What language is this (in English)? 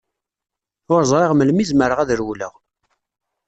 Kabyle